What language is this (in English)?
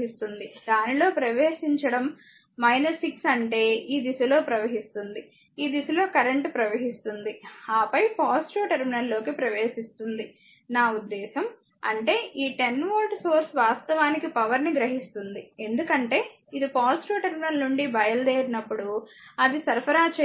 Telugu